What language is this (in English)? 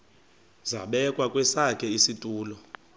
Xhosa